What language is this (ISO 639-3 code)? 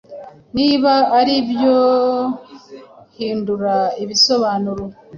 kin